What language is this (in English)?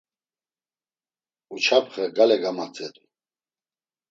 Laz